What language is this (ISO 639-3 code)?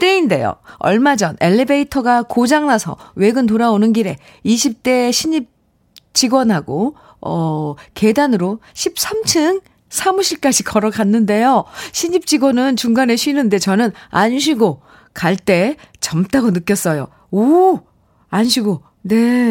kor